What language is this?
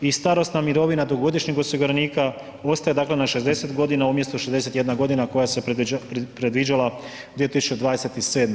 Croatian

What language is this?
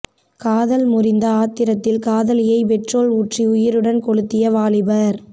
Tamil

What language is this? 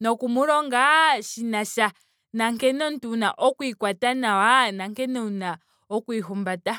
Ndonga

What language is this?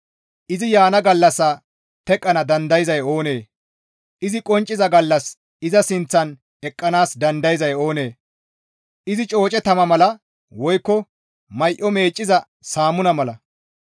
Gamo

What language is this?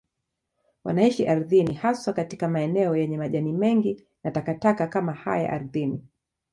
Swahili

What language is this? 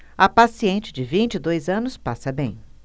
Portuguese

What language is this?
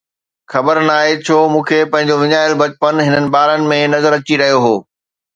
Sindhi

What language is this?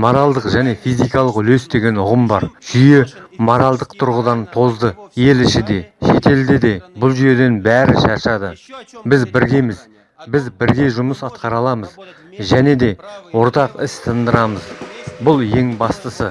Kazakh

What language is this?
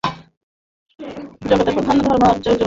Bangla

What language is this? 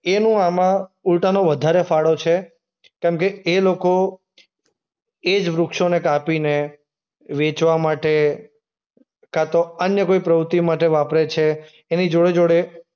Gujarati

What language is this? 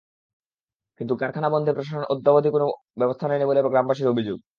Bangla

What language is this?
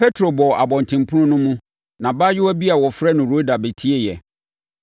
Akan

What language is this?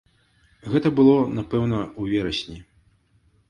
Belarusian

